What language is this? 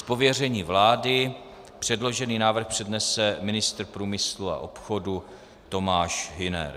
Czech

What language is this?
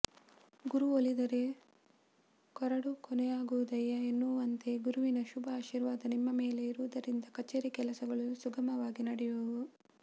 Kannada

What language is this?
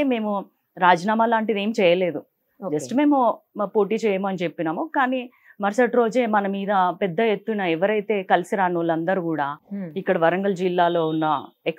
Telugu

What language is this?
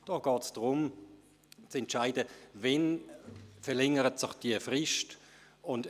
Swiss German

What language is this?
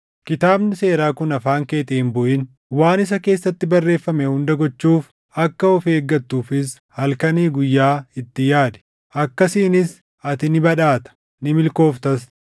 Oromo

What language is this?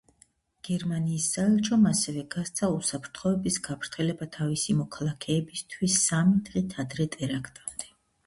Georgian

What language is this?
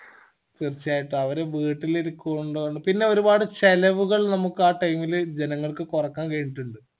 Malayalam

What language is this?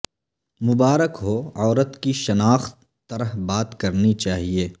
Urdu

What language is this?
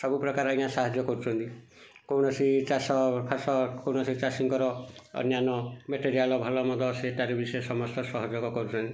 Odia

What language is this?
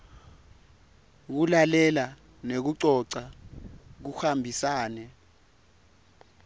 Swati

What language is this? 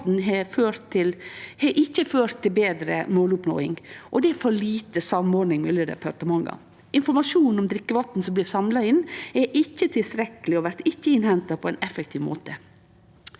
Norwegian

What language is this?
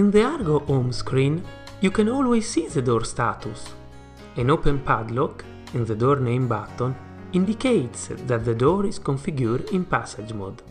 English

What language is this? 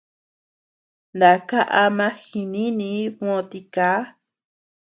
Tepeuxila Cuicatec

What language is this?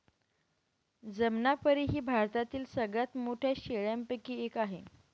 Marathi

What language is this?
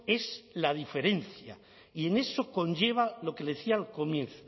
Spanish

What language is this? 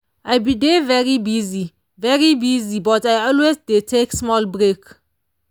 Nigerian Pidgin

